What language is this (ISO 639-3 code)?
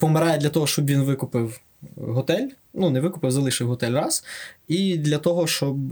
ukr